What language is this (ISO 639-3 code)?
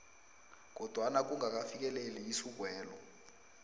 nbl